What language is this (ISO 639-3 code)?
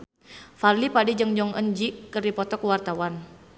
sun